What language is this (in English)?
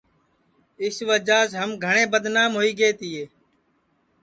Sansi